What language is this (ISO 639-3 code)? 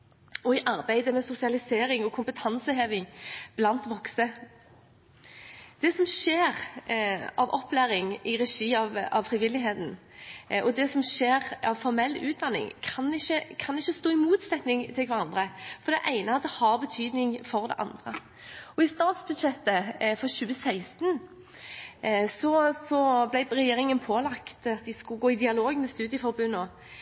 nob